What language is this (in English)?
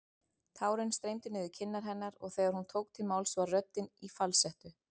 Icelandic